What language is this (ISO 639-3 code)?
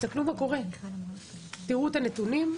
heb